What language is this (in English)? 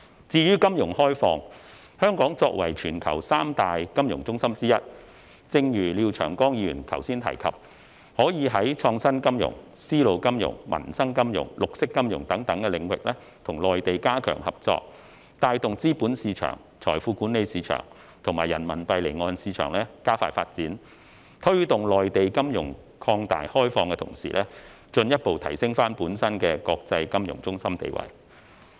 Cantonese